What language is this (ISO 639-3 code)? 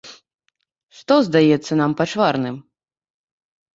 bel